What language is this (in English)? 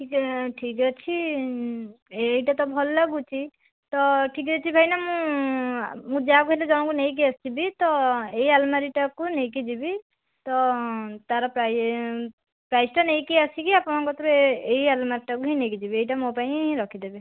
Odia